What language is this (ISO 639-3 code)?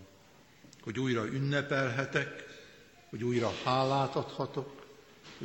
hun